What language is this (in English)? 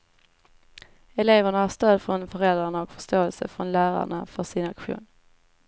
Swedish